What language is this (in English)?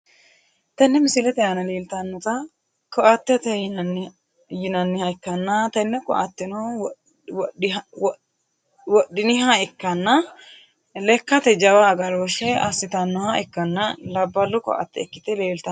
Sidamo